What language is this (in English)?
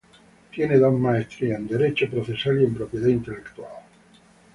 Spanish